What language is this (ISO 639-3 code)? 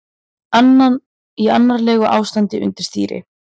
isl